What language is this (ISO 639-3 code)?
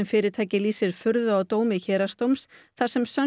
isl